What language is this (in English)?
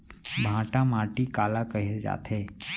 Chhattisgarhi